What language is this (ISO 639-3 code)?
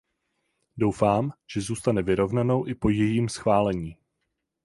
ces